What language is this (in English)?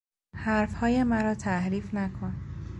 Persian